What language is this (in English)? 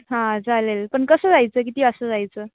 Marathi